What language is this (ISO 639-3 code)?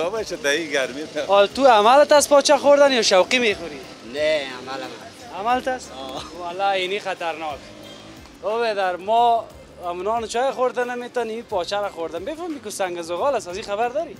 fas